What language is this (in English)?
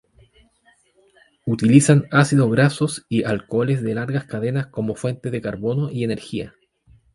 Spanish